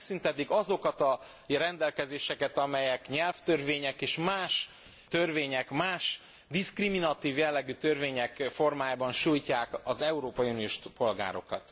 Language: Hungarian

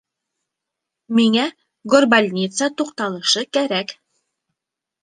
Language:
Bashkir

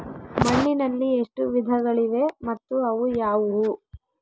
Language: Kannada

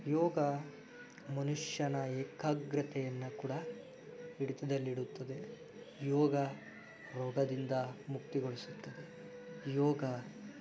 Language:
Kannada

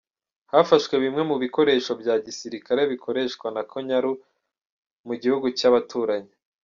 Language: Kinyarwanda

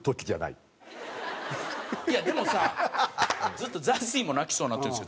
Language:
Japanese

